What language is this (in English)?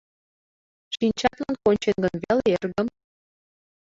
Mari